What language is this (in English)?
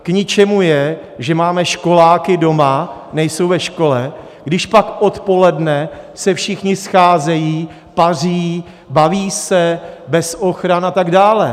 Czech